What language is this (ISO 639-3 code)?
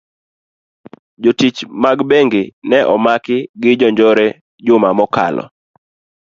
luo